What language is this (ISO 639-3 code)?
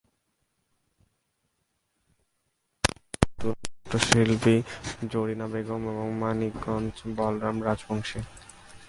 ben